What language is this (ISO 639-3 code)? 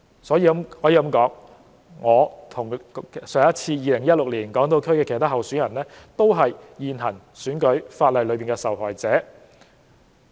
yue